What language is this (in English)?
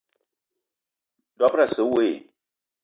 Eton (Cameroon)